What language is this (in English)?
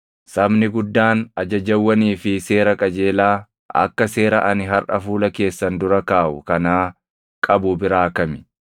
Oromo